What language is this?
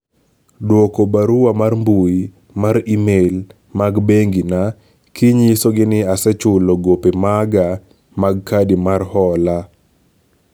Luo (Kenya and Tanzania)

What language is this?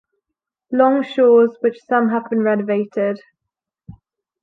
English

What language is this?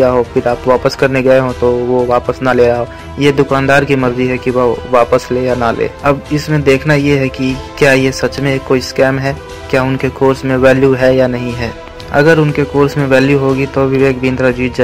Hindi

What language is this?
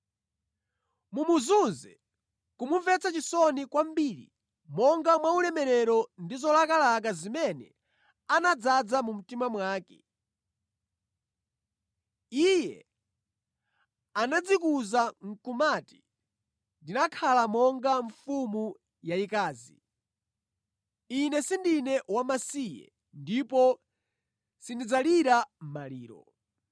Nyanja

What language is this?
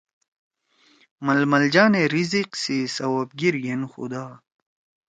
Torwali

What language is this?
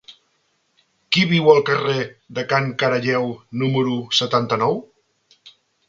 Catalan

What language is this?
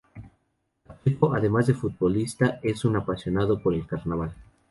Spanish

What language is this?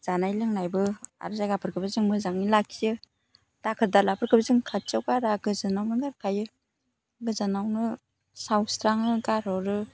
Bodo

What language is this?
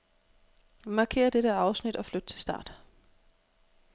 Danish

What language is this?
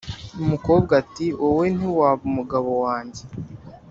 Kinyarwanda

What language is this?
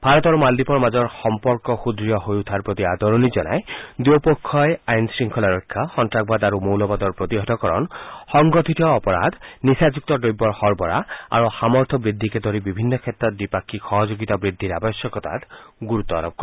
Assamese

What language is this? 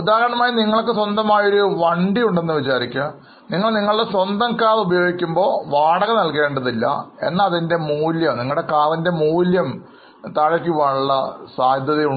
Malayalam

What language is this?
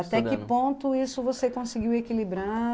Portuguese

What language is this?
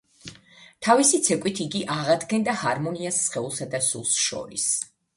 Georgian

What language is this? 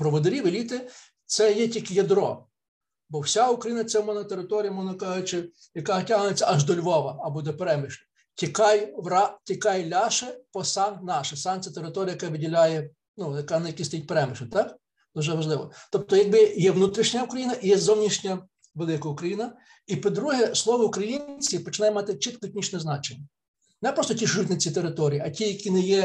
Ukrainian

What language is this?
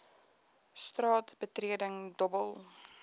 Afrikaans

